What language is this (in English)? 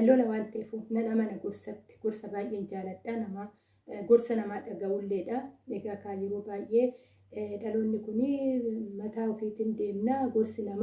Oromo